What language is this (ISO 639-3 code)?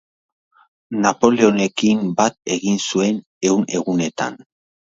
eus